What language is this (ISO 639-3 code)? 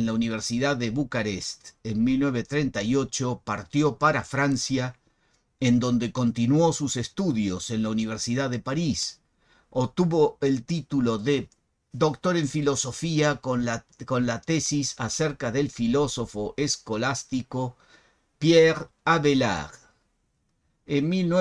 spa